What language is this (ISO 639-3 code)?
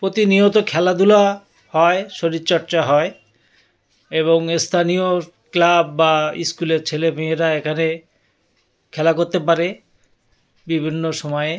ben